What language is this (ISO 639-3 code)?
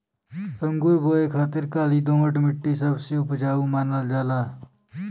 bho